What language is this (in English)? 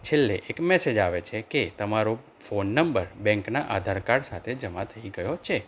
Gujarati